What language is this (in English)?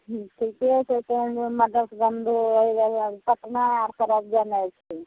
Maithili